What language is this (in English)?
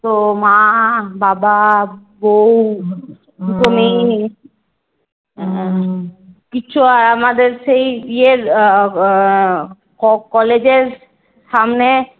Bangla